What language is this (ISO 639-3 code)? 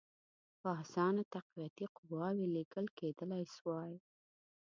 pus